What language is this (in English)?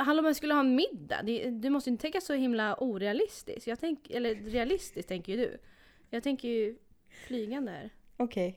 Swedish